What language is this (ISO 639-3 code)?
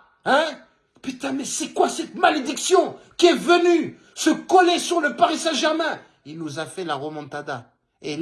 fra